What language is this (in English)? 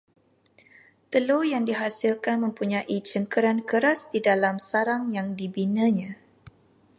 Malay